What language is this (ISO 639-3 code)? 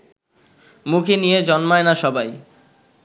ben